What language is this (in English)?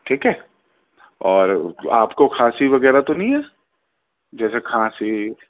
Urdu